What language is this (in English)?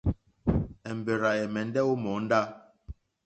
Mokpwe